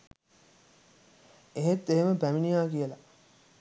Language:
Sinhala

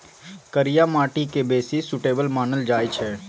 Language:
Maithili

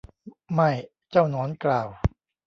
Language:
Thai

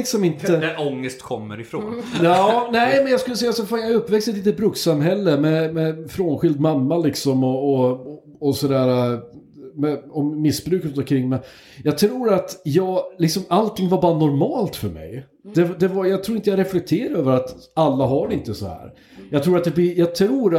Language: Swedish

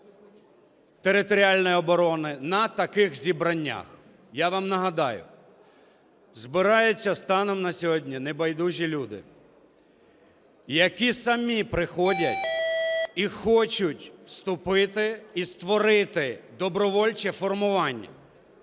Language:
Ukrainian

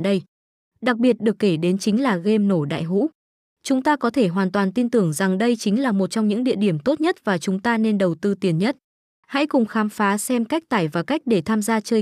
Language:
Vietnamese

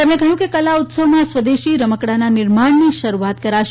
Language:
Gujarati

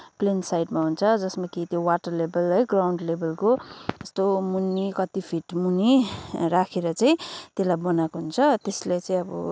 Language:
Nepali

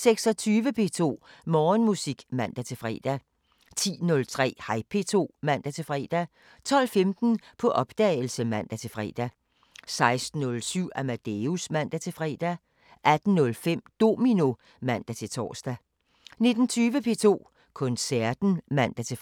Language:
Danish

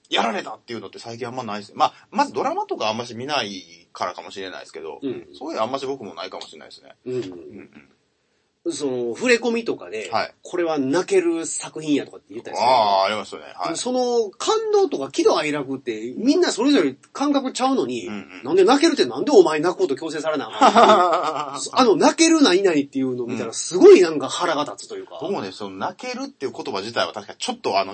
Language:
Japanese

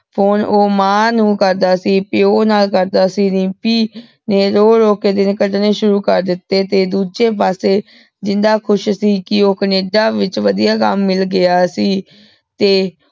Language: Punjabi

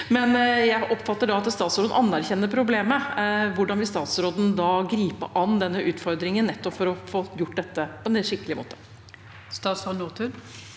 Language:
Norwegian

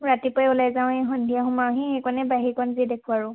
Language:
Assamese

